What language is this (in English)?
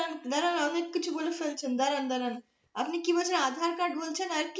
Bangla